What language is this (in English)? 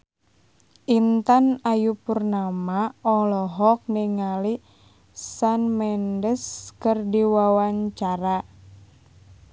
Sundanese